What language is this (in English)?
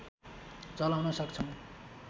Nepali